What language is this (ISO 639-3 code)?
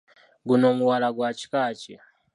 lug